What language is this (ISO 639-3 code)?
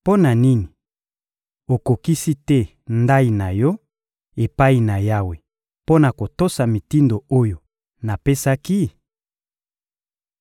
lin